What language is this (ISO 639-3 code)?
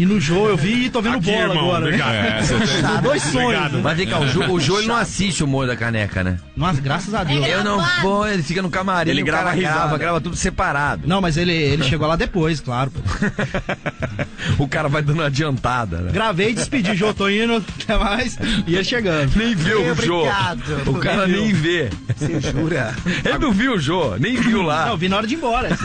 por